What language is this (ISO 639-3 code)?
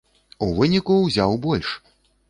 bel